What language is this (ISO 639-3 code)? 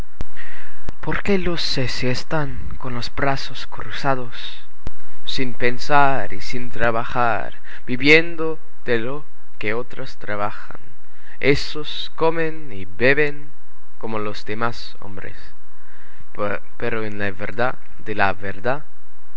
spa